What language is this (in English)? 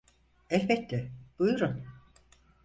Turkish